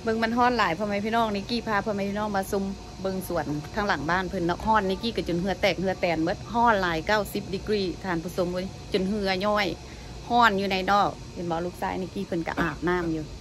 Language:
Thai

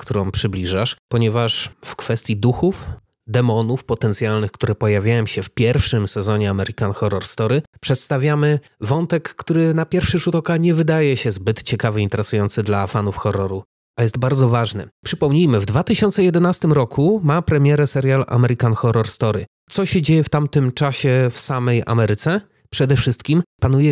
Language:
Polish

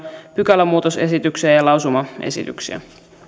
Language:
Finnish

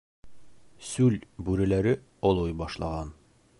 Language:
Bashkir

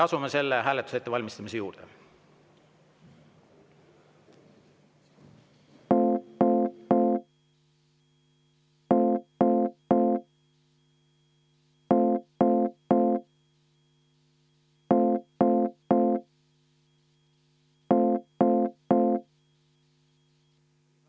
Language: Estonian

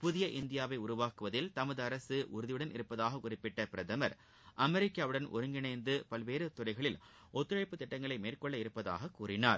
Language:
Tamil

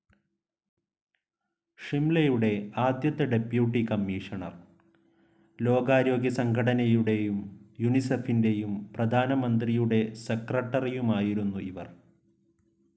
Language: Malayalam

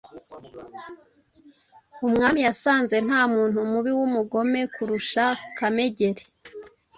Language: Kinyarwanda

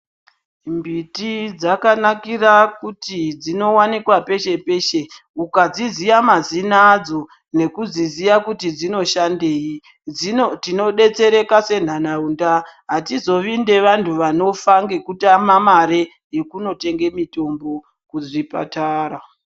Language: Ndau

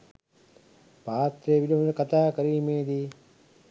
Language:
Sinhala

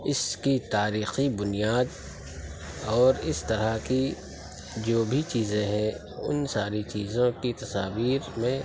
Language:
Urdu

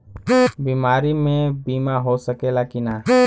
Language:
Bhojpuri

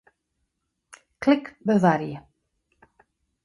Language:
Western Frisian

